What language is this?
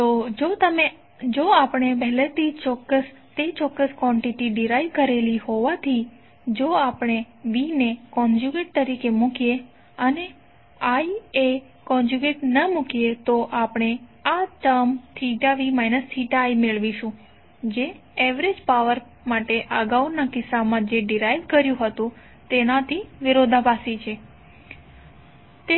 Gujarati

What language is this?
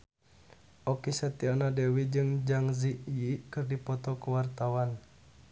Sundanese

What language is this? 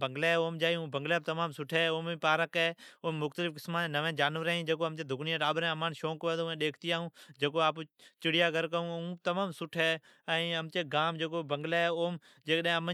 Od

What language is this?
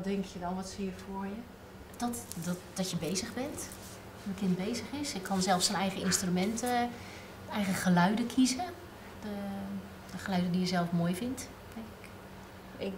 Dutch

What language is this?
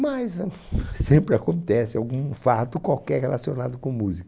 Portuguese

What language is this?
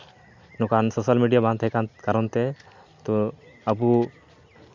Santali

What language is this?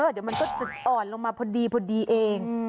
Thai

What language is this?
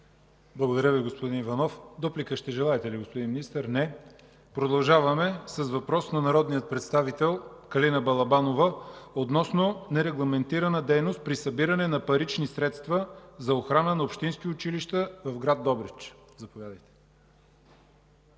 Bulgarian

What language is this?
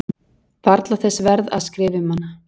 Icelandic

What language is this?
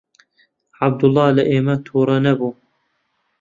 Central Kurdish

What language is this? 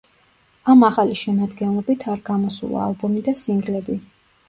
Georgian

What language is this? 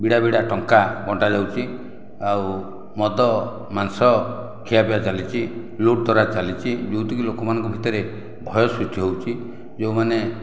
Odia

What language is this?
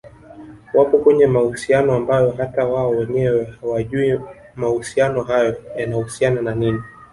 Swahili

